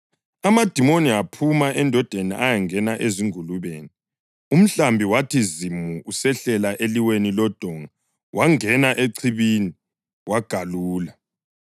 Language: North Ndebele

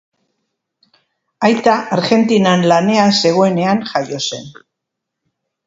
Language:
Basque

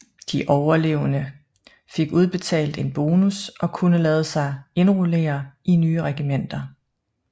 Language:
Danish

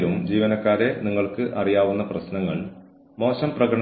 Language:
Malayalam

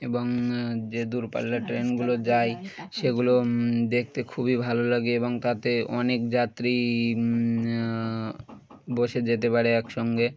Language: Bangla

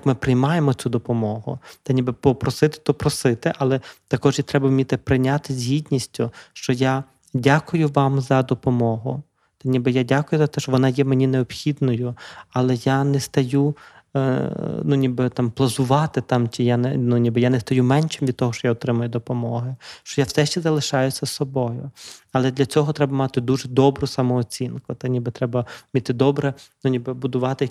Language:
Ukrainian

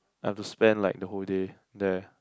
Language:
English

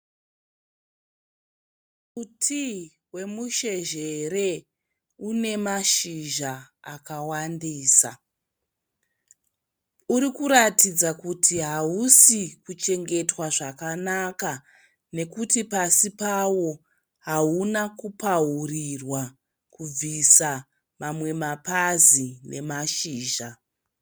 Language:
Shona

